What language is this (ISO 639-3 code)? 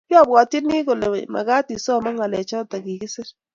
kln